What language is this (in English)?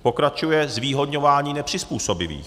Czech